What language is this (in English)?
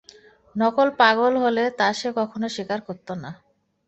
Bangla